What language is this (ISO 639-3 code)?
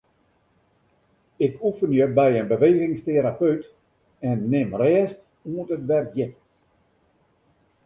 fry